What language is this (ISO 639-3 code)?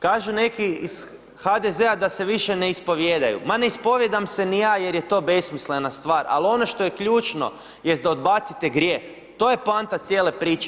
hrv